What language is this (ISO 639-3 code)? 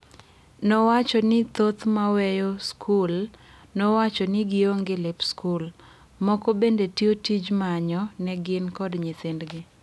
luo